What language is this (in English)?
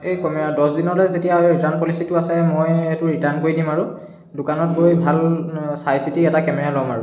Assamese